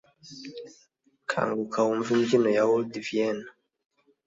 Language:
Kinyarwanda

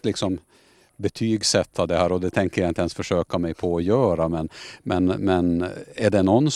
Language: Swedish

